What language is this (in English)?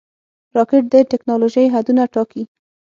Pashto